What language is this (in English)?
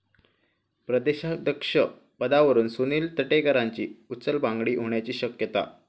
Marathi